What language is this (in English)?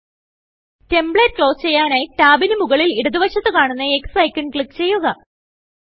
Malayalam